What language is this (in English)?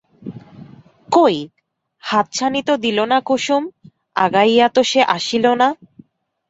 Bangla